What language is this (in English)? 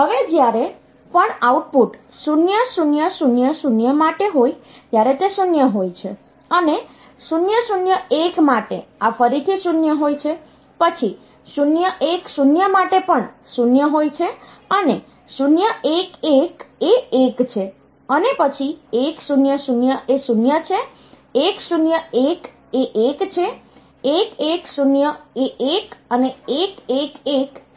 Gujarati